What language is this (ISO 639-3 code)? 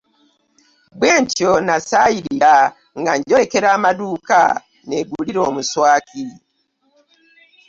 lug